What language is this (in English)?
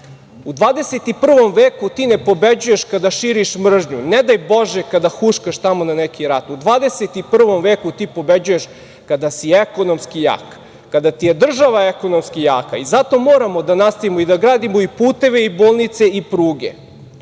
Serbian